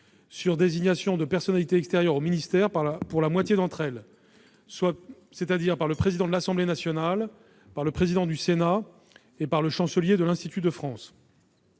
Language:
French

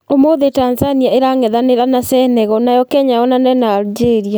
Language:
Kikuyu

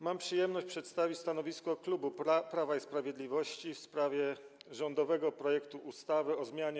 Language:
Polish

